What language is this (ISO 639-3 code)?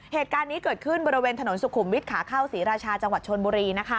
tha